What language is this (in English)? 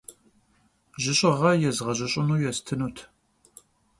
Kabardian